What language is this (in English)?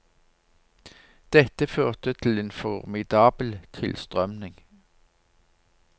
Norwegian